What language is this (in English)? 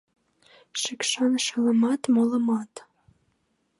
Mari